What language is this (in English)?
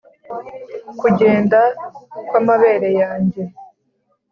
Kinyarwanda